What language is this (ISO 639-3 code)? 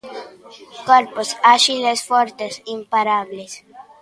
glg